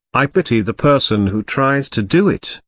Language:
English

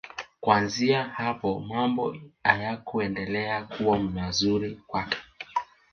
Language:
Swahili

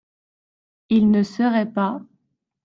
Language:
French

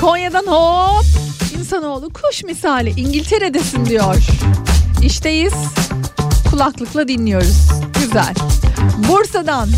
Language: Turkish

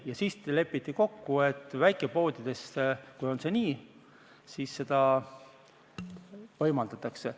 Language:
Estonian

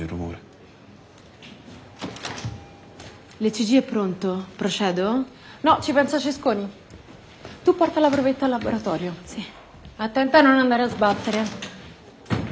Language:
Japanese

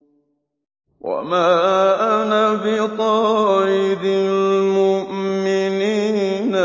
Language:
Arabic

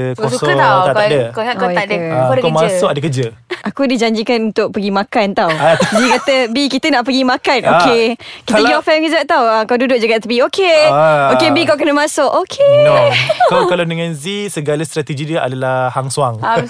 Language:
Malay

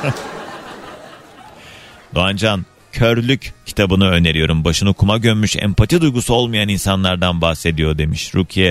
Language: Turkish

